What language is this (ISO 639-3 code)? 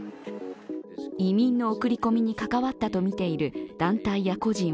jpn